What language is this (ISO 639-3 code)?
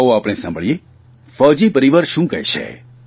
guj